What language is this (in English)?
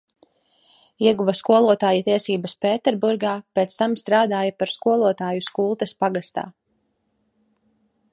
Latvian